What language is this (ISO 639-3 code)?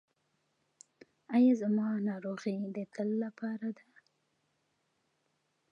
pus